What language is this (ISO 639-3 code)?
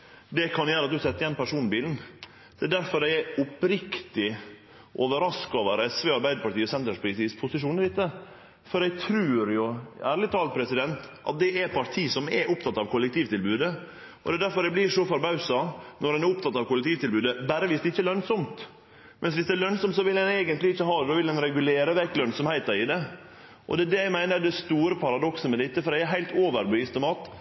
nno